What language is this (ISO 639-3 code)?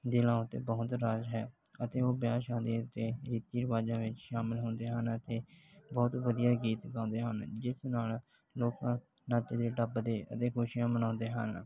pan